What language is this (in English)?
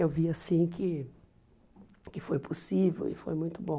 Portuguese